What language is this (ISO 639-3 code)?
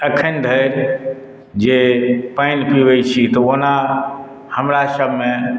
mai